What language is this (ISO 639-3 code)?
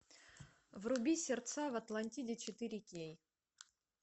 rus